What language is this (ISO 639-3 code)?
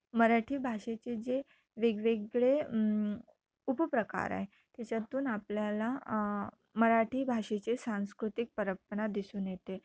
mar